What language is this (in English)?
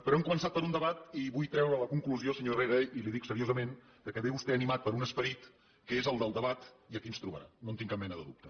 Catalan